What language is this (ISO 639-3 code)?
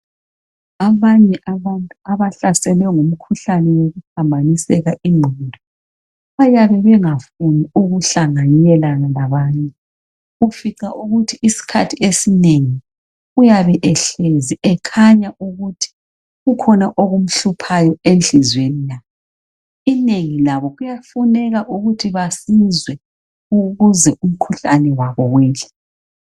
nde